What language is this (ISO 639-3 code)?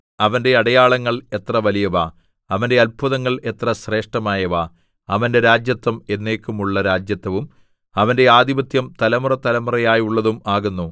mal